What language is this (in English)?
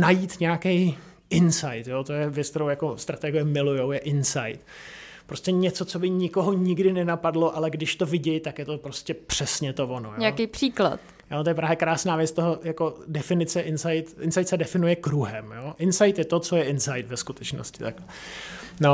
Czech